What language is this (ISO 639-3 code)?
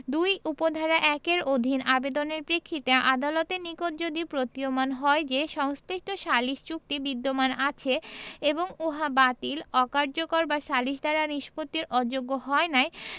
ben